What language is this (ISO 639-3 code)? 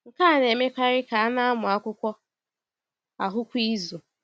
ibo